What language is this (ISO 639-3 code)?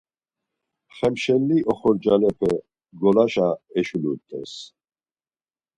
lzz